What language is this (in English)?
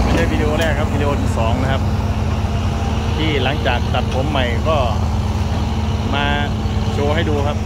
Thai